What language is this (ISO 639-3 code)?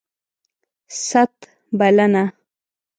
pus